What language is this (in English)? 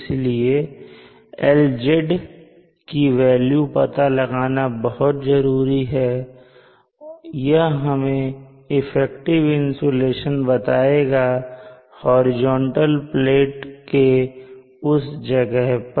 Hindi